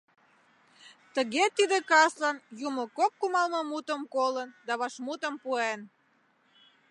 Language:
Mari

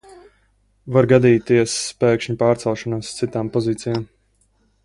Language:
Latvian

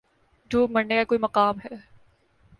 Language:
Urdu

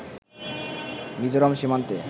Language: Bangla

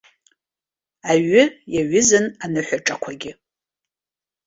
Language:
Abkhazian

